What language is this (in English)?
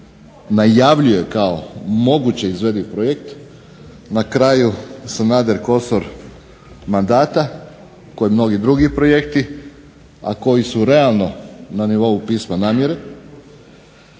Croatian